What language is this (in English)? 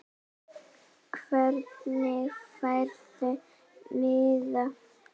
Icelandic